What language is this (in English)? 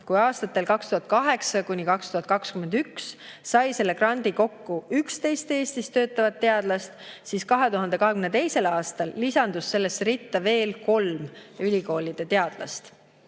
Estonian